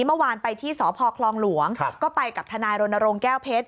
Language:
Thai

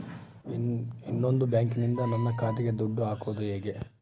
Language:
Kannada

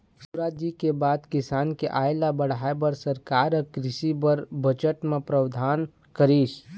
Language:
Chhattisgarhi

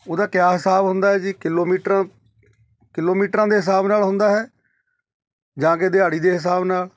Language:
Punjabi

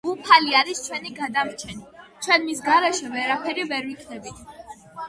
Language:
Georgian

